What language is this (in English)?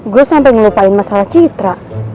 Indonesian